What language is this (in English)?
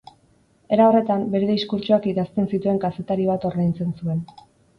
Basque